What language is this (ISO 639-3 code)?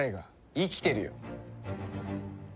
jpn